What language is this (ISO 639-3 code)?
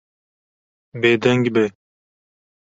kur